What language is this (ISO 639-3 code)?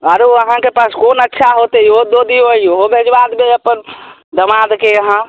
mai